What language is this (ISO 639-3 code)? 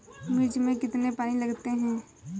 hin